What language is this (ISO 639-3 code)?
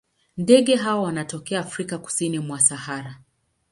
swa